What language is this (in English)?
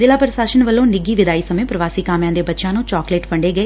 Punjabi